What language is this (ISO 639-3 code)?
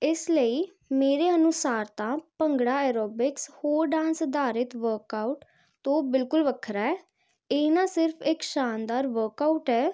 pan